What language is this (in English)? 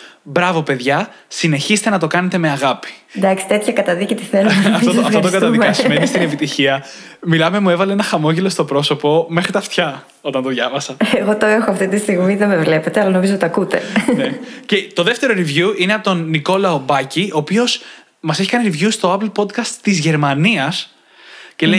Greek